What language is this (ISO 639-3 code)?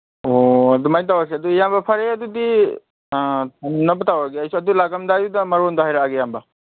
mni